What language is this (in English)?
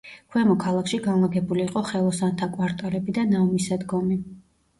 Georgian